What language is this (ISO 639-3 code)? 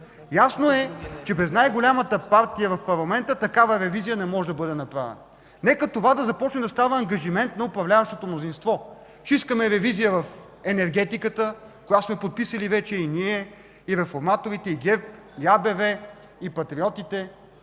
bul